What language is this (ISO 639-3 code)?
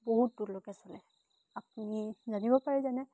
asm